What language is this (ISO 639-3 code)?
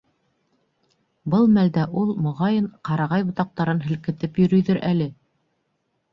bak